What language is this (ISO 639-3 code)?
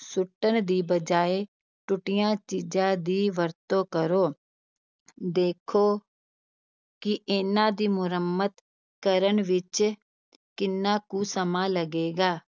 pan